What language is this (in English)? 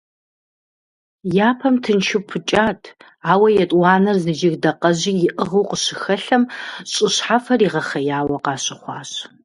Kabardian